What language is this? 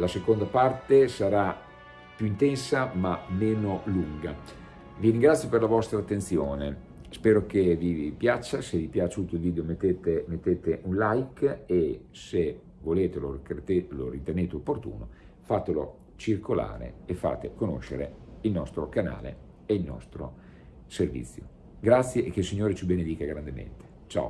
Italian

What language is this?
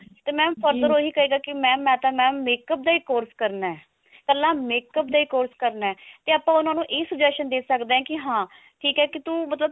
Punjabi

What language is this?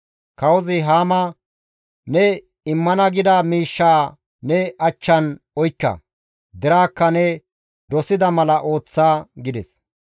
Gamo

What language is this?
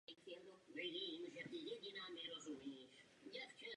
Czech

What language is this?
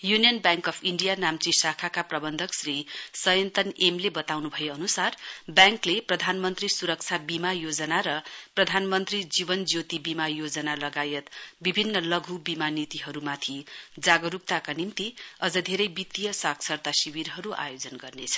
Nepali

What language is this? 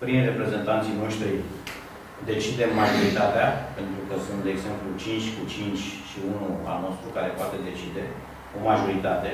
Romanian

